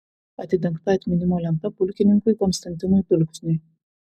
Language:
Lithuanian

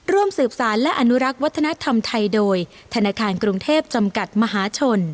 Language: Thai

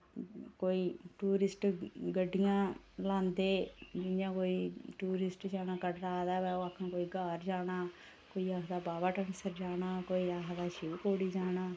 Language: Dogri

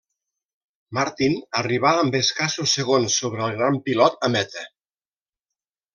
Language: Catalan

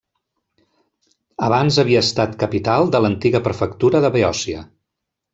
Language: Catalan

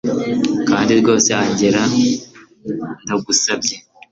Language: Kinyarwanda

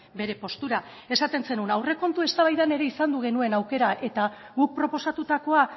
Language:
Basque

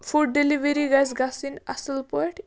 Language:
Kashmiri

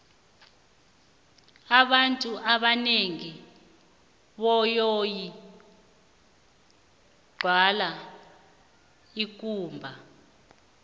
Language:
South Ndebele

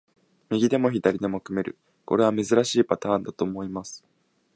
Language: Japanese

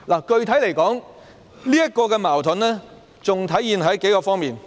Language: Cantonese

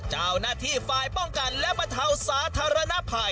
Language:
Thai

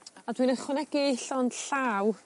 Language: Welsh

